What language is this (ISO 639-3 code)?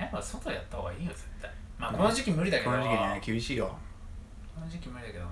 jpn